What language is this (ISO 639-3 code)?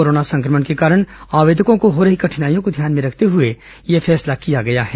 hin